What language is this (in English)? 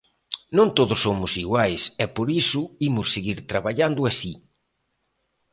Galician